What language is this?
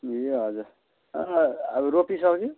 Nepali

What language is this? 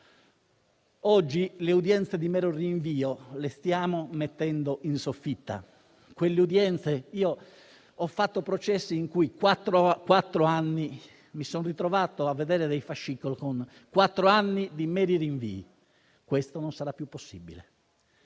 Italian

